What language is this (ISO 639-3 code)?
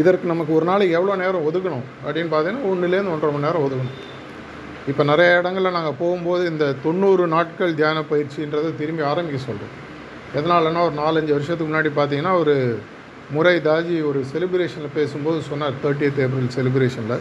tam